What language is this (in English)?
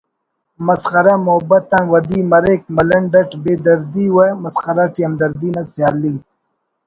Brahui